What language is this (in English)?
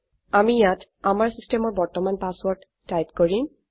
Assamese